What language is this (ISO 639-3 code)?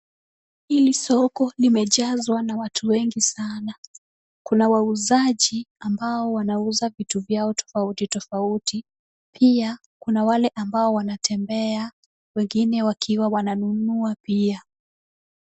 swa